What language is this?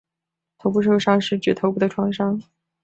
Chinese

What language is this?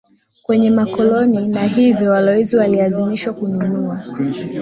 Swahili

